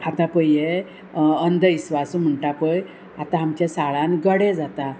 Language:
Konkani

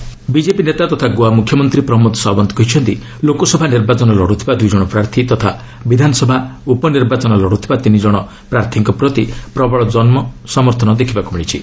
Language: Odia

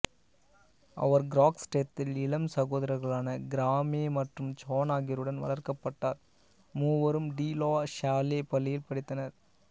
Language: Tamil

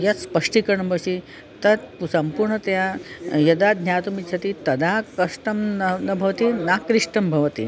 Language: Sanskrit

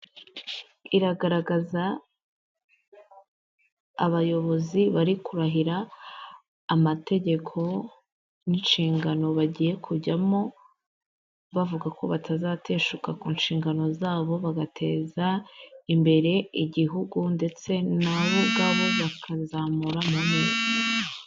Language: Kinyarwanda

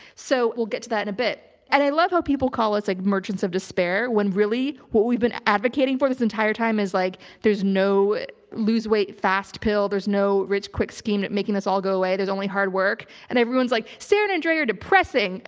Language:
English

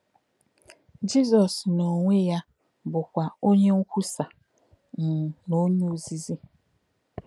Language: Igbo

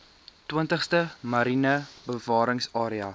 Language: Afrikaans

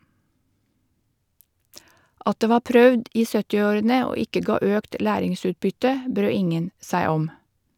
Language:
Norwegian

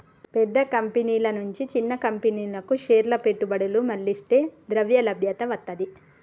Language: Telugu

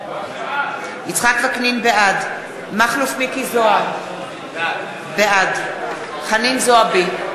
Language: Hebrew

